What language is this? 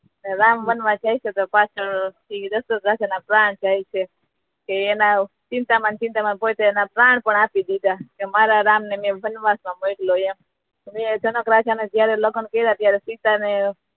Gujarati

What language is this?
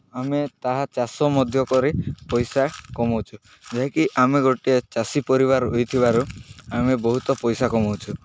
Odia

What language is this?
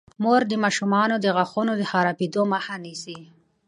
Pashto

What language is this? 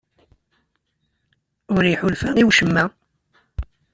Kabyle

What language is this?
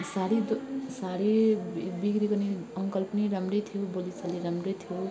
Nepali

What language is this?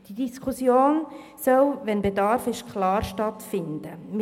Swiss German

